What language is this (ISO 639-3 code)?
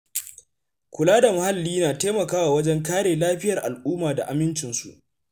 hau